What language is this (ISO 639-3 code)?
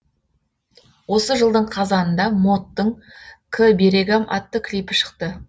kaz